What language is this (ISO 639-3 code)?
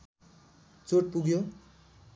nep